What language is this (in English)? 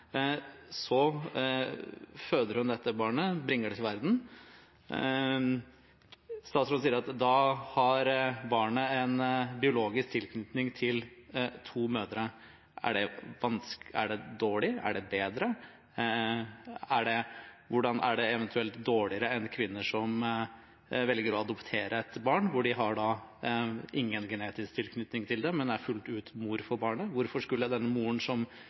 Norwegian Bokmål